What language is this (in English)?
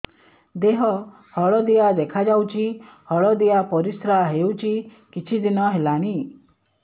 Odia